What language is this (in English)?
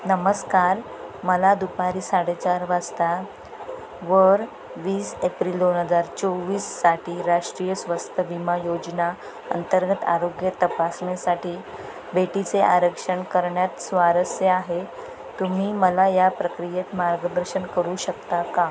Marathi